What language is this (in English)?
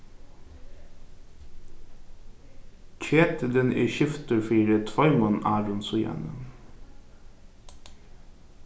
Faroese